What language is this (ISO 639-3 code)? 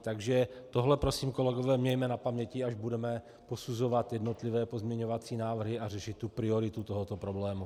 ces